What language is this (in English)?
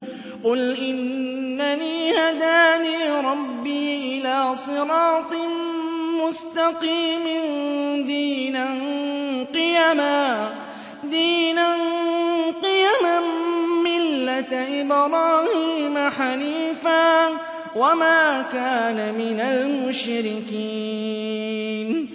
Arabic